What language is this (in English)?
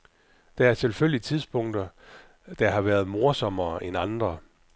Danish